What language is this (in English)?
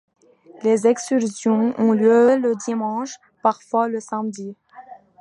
French